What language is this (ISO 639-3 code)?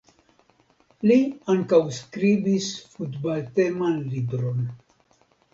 epo